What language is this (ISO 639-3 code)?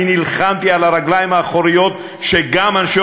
heb